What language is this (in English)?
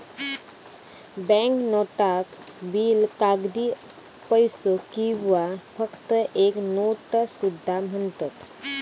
Marathi